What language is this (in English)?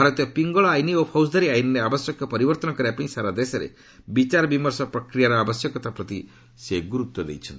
Odia